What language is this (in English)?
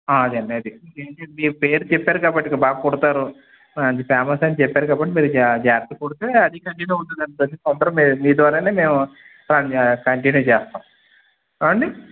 Telugu